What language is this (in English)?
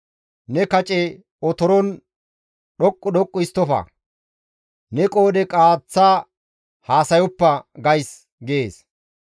Gamo